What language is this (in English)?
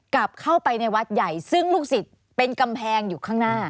Thai